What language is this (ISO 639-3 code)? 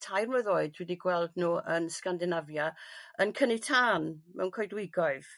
cym